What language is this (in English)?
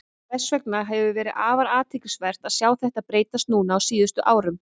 Icelandic